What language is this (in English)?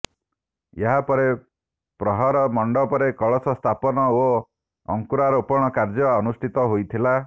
Odia